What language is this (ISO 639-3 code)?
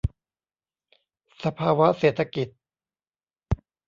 tha